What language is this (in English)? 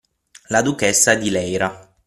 Italian